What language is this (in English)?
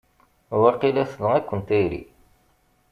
Kabyle